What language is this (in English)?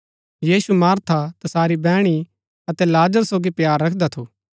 Gaddi